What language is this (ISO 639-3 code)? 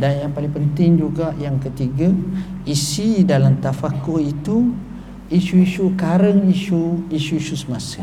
msa